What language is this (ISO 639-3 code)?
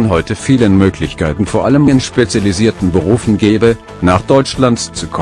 deu